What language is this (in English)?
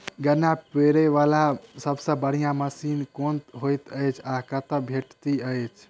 Maithili